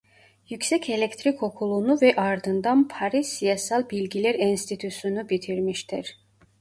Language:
Turkish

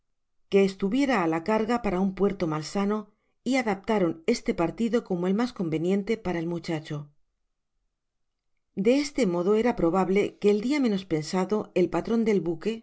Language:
Spanish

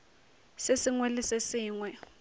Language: Northern Sotho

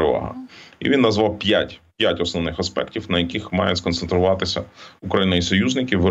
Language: Ukrainian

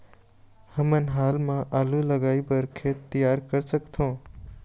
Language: Chhattisgarhi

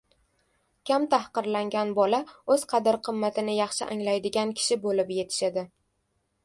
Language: Uzbek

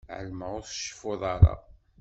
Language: Kabyle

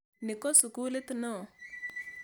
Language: Kalenjin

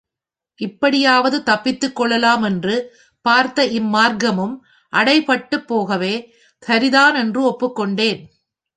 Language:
Tamil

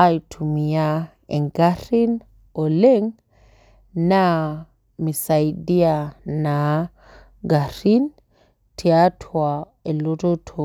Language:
Masai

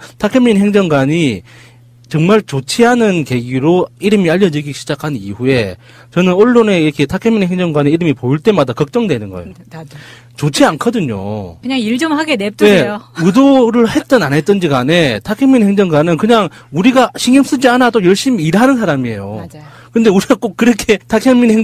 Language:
Korean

